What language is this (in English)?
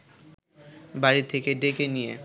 Bangla